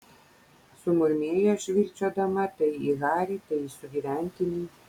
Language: Lithuanian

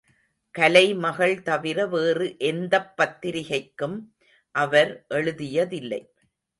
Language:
Tamil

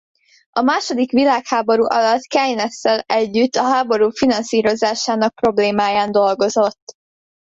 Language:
Hungarian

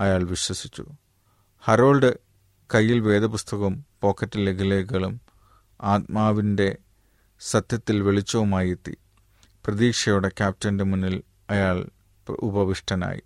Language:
Malayalam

